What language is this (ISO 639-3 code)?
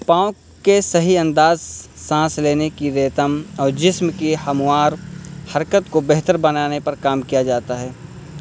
urd